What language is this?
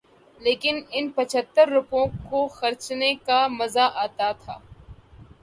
Urdu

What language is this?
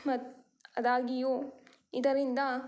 Kannada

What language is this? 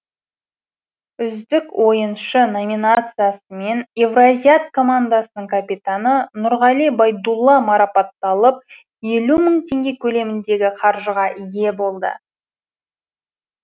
Kazakh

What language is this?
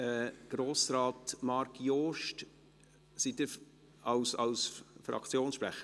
Swiss German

